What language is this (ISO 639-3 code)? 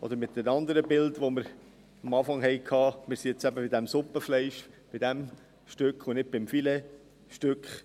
gsw